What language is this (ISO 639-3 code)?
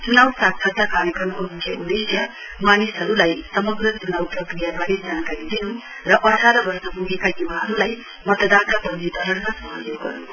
nep